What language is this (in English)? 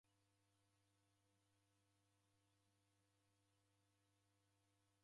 Taita